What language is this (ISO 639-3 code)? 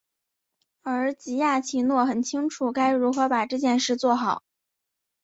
zho